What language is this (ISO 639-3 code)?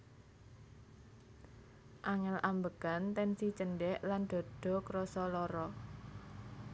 jav